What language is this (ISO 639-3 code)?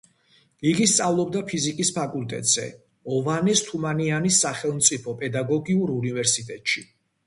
kat